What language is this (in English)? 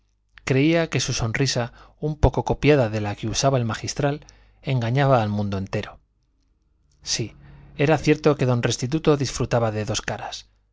Spanish